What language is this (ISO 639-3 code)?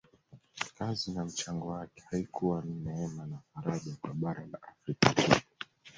swa